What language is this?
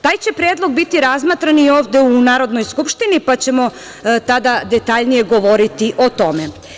Serbian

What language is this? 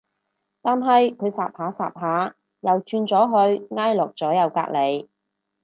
Cantonese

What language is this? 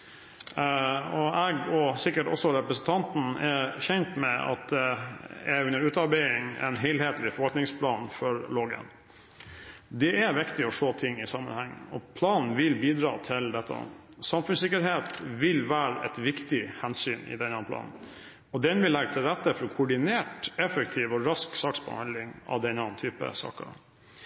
Norwegian Bokmål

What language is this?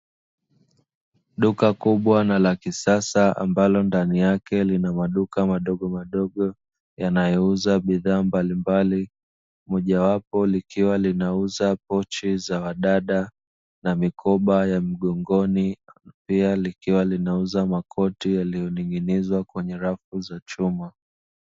Swahili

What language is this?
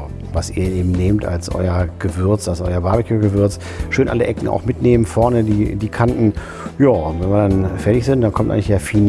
German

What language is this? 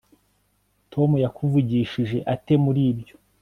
Kinyarwanda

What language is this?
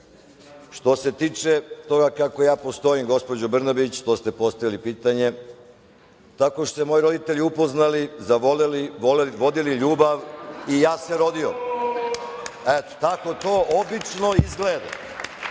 Serbian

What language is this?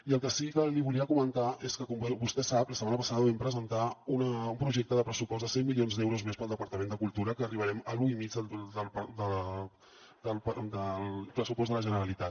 Catalan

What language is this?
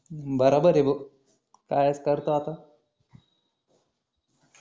Marathi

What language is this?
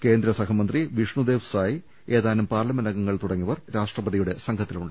Malayalam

